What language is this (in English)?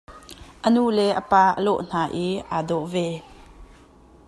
Hakha Chin